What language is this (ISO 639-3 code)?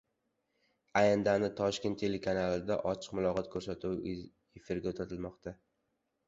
uzb